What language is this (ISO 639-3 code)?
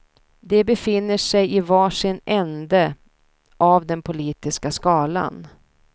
swe